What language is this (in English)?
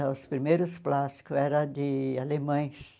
Portuguese